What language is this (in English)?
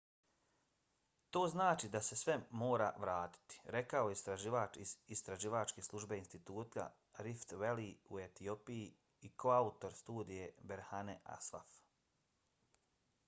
Bosnian